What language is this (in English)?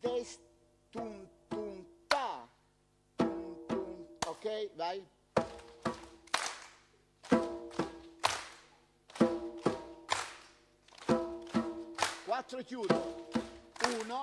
Italian